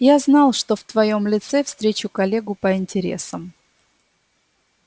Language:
Russian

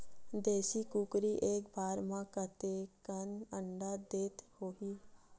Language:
Chhattisgarhi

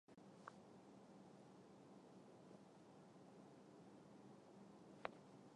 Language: Chinese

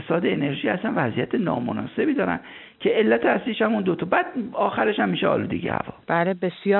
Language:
Persian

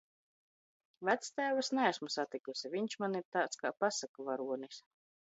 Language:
Latvian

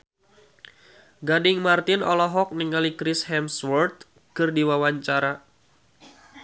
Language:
Sundanese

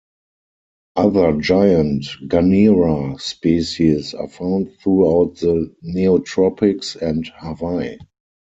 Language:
English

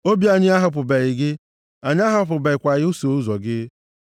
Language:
Igbo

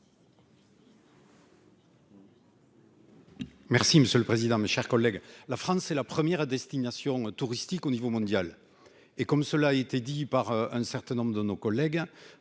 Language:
French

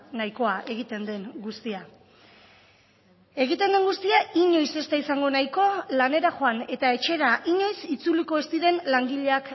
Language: Basque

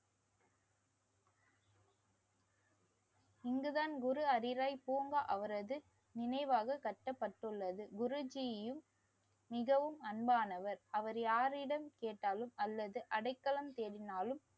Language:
Tamil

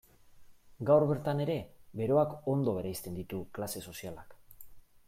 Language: Basque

